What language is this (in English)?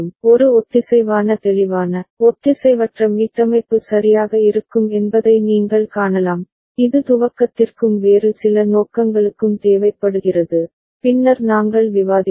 Tamil